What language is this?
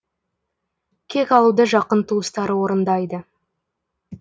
Kazakh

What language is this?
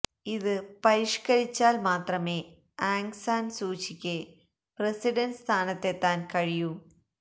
Malayalam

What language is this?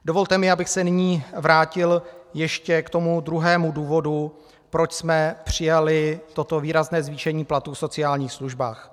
Czech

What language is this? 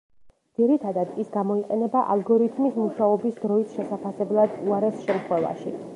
Georgian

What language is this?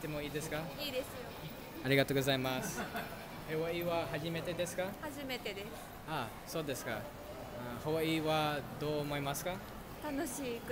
Japanese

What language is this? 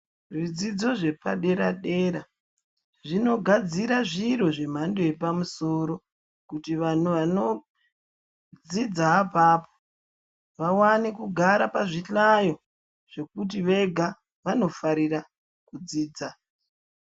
Ndau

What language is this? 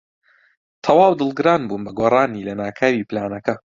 Central Kurdish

